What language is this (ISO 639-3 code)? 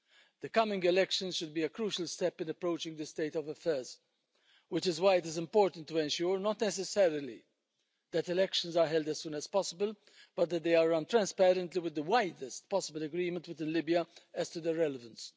eng